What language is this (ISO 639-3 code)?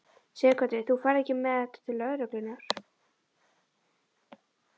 isl